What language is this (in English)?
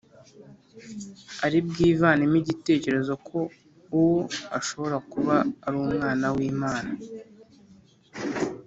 Kinyarwanda